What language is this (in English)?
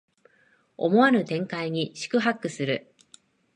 Japanese